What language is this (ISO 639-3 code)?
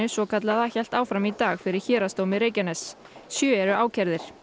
isl